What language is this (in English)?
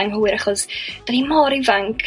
Welsh